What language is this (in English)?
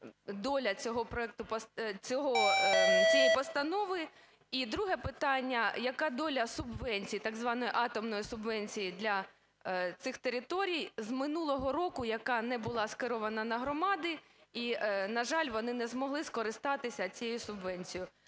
Ukrainian